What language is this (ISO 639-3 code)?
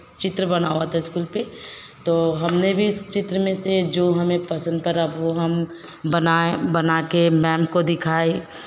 hin